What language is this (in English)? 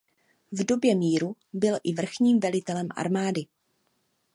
Czech